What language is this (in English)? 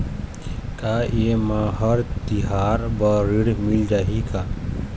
Chhattisgarhi